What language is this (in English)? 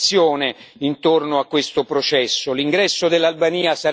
Italian